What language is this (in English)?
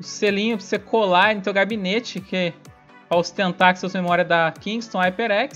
Portuguese